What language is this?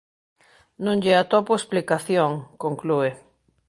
Galician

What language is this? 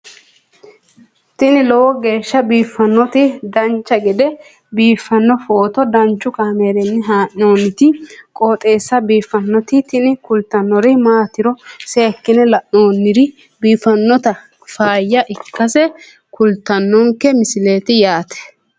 Sidamo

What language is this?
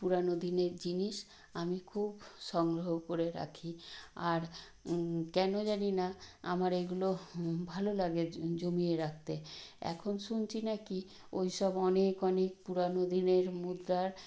Bangla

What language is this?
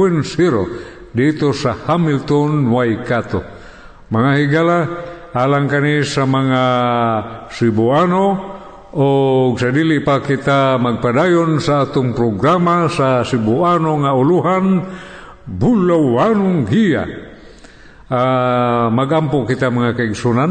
Filipino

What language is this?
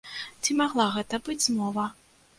Belarusian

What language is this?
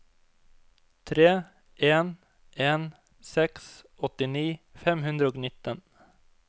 Norwegian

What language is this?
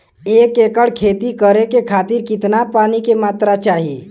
Bhojpuri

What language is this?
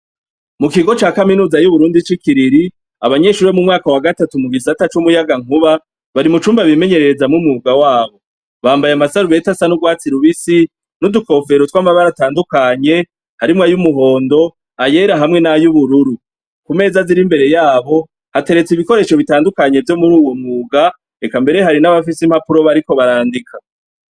Rundi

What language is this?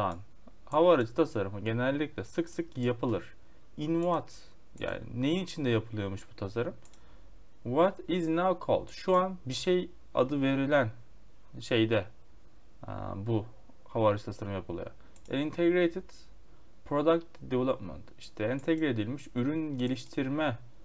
Turkish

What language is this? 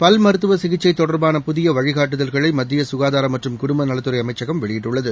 Tamil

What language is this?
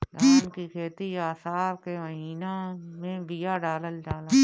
Bhojpuri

